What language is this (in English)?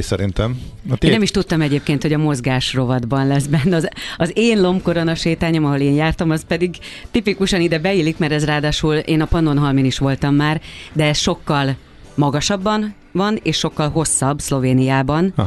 Hungarian